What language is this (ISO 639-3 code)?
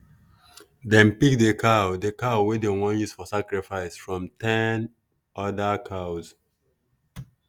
pcm